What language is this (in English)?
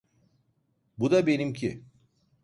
Turkish